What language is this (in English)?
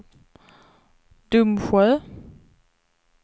Swedish